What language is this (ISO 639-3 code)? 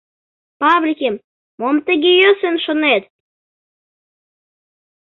chm